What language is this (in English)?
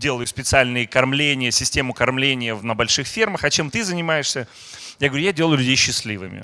Russian